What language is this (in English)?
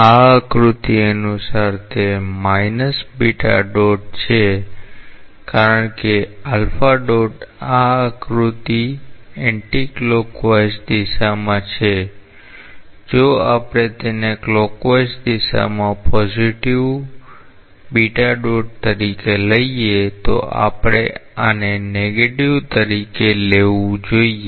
Gujarati